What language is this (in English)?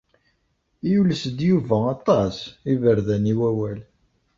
Kabyle